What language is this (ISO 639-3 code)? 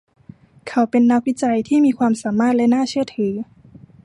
tha